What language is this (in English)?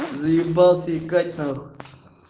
Russian